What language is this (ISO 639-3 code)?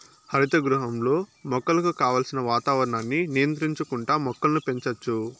tel